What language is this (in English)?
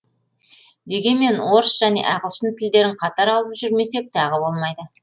Kazakh